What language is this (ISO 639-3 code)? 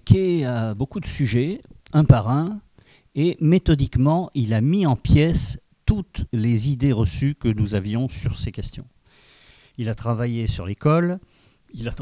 fra